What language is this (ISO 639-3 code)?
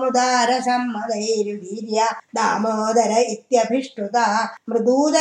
tam